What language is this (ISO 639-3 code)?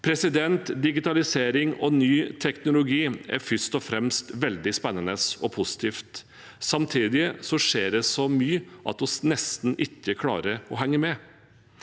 nor